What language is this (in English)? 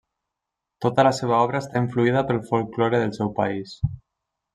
Catalan